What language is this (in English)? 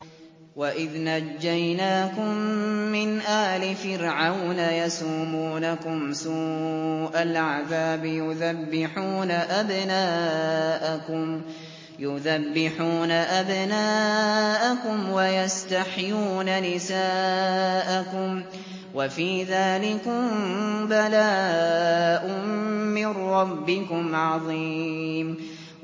Arabic